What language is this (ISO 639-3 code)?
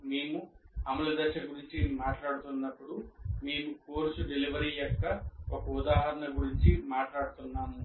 tel